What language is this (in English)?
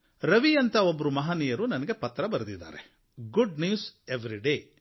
Kannada